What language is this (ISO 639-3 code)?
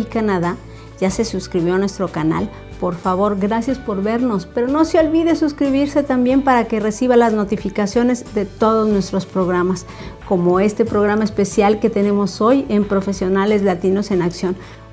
spa